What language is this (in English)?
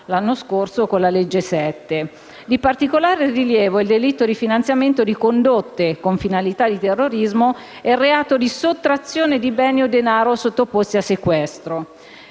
Italian